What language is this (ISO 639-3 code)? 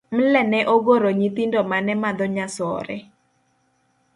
luo